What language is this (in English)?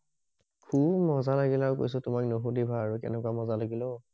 Assamese